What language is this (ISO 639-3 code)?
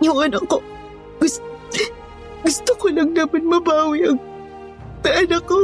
fil